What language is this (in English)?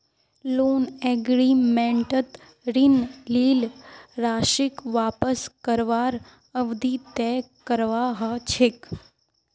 Magahi